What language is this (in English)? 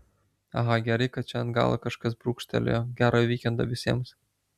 Lithuanian